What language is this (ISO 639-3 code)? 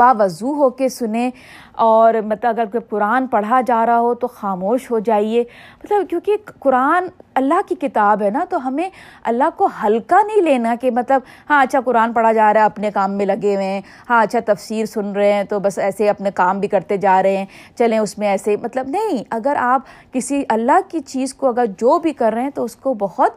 urd